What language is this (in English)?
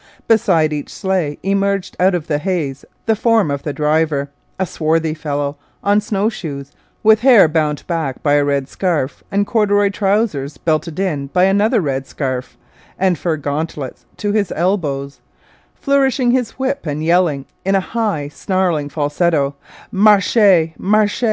English